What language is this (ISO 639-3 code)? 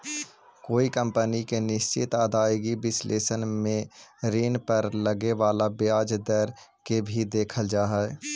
mag